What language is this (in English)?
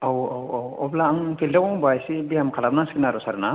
Bodo